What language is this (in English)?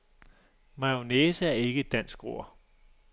Danish